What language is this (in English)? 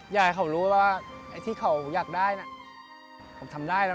Thai